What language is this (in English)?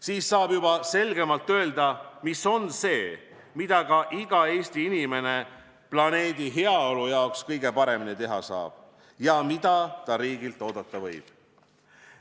Estonian